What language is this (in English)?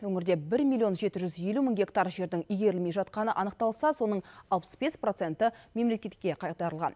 Kazakh